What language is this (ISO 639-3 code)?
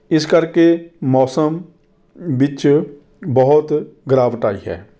pan